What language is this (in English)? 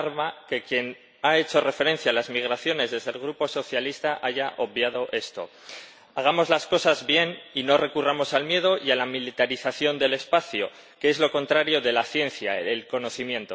Spanish